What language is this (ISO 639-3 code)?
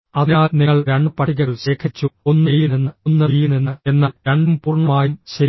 mal